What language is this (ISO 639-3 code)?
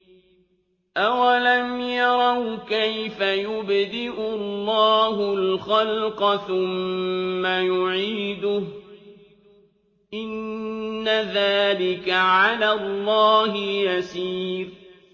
ara